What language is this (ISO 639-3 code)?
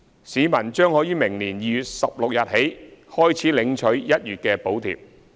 yue